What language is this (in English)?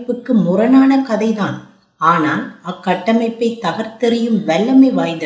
Tamil